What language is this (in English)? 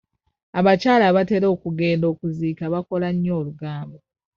Ganda